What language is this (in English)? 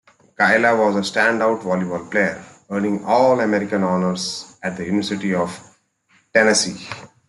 English